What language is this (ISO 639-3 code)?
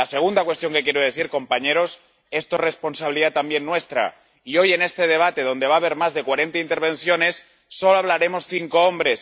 spa